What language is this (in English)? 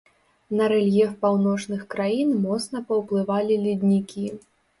Belarusian